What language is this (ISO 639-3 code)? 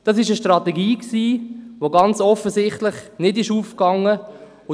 gsw